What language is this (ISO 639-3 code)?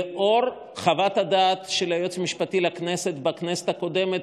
heb